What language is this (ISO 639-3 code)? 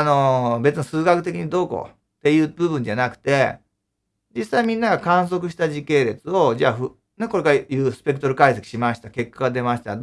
jpn